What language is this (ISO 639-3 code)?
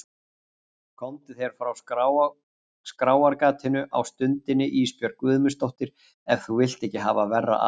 isl